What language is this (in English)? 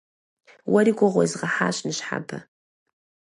Kabardian